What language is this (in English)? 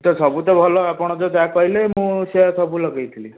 Odia